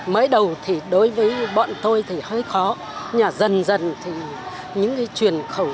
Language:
Vietnamese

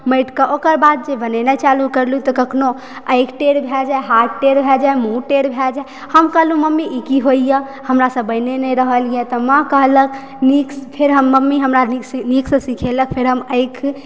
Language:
Maithili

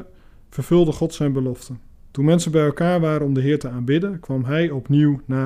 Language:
Dutch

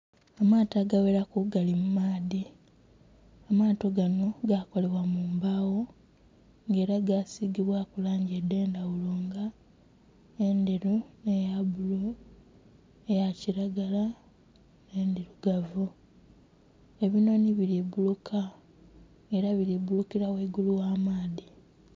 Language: Soga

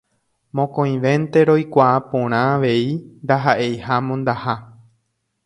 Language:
Guarani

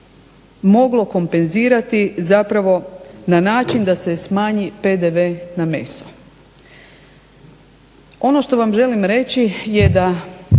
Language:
Croatian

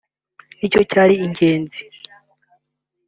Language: Kinyarwanda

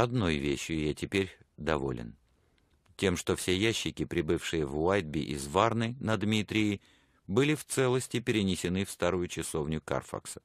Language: Russian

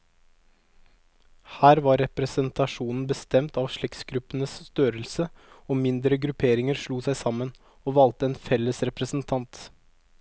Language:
Norwegian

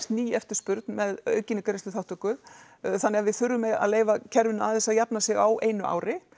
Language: Icelandic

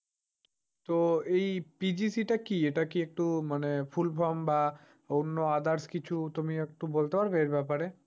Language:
Bangla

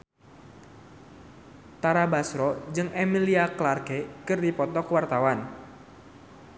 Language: Sundanese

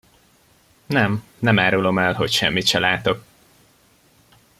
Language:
Hungarian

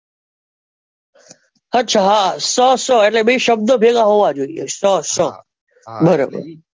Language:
Gujarati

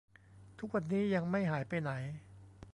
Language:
Thai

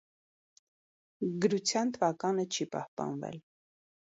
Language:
Armenian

